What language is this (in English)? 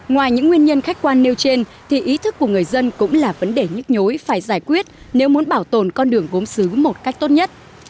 Vietnamese